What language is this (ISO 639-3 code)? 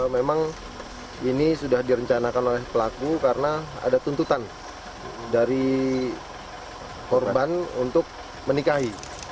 ind